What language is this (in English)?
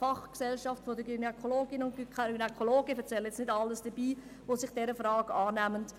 Swiss German